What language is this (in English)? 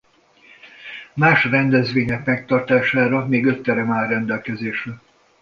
Hungarian